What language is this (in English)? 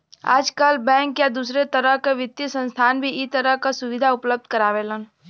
Bhojpuri